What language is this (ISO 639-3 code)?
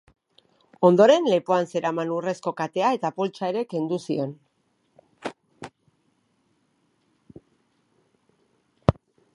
eus